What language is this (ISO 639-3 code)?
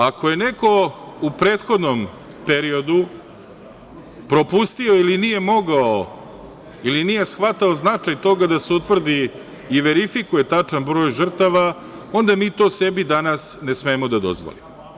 srp